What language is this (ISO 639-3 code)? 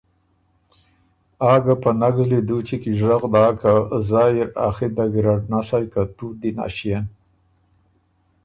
oru